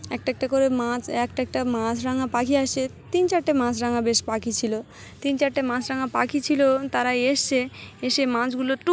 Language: Bangla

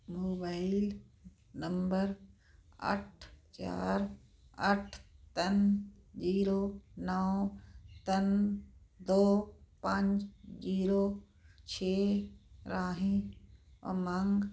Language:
Punjabi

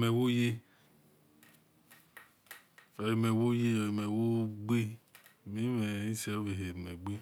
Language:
Esan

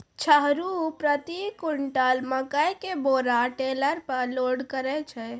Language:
Maithili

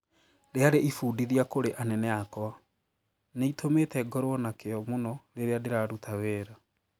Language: Kikuyu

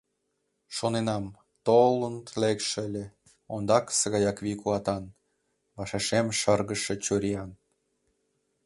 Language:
Mari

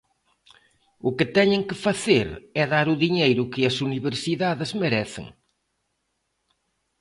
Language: Galician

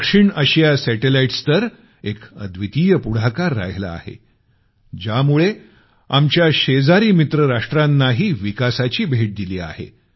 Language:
Marathi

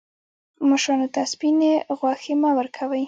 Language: Pashto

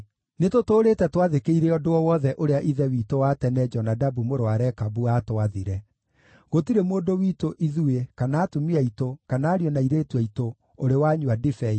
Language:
Kikuyu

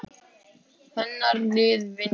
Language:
Icelandic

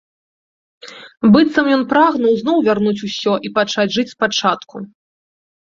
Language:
Belarusian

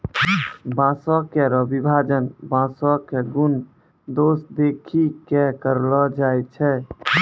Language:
Maithili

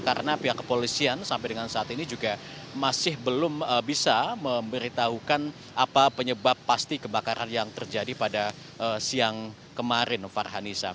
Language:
Indonesian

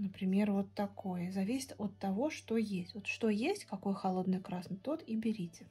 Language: Russian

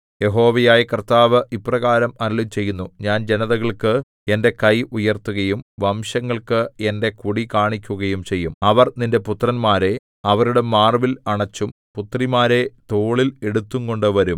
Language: Malayalam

